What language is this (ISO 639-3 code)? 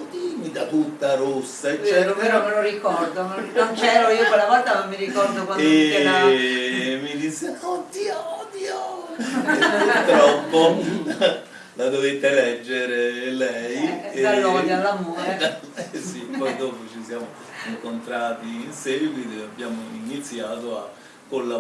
ita